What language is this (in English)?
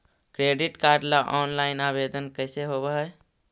Magahi